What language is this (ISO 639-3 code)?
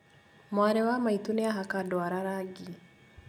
kik